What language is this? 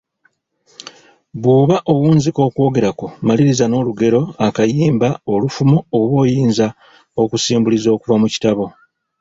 Ganda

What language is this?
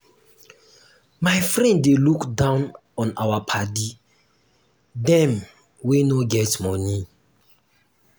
Nigerian Pidgin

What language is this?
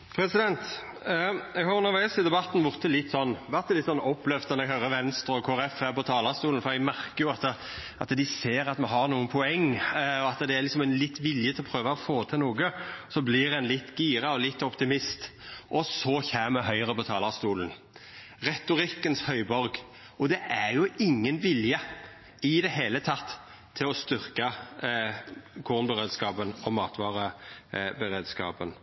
Norwegian Nynorsk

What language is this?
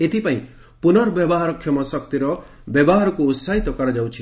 Odia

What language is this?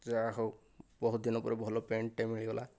Odia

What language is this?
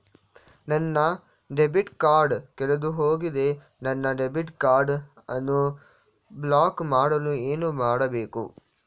Kannada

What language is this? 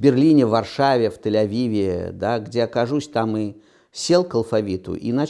Russian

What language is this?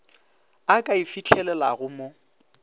Northern Sotho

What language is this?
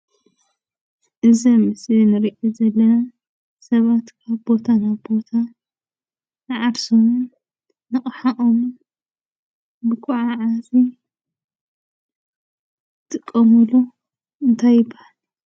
Tigrinya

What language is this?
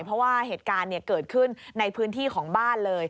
Thai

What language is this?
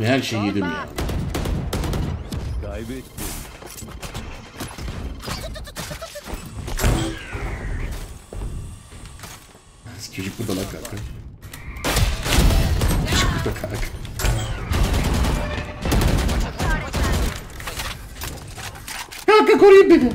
Turkish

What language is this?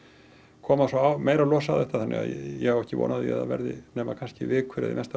Icelandic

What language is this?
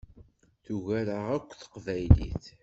Kabyle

